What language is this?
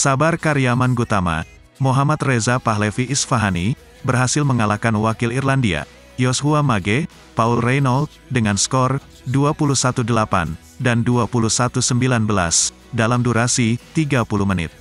Indonesian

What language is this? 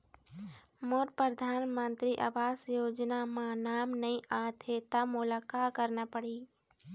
Chhattisgarhi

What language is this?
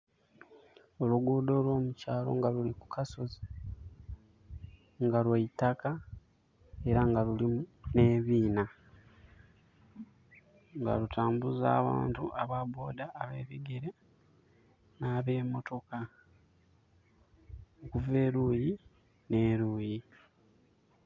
Soga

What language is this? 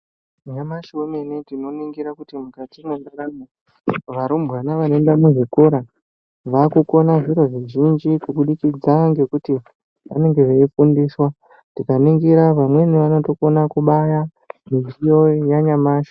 Ndau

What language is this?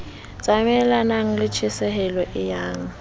Southern Sotho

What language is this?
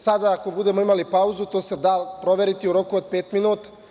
Serbian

